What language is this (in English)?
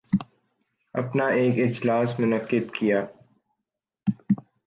Urdu